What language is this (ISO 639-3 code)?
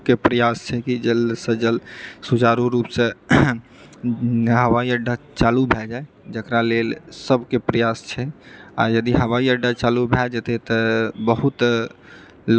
mai